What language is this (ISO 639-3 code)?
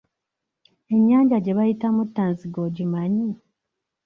lug